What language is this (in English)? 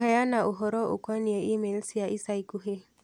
Kikuyu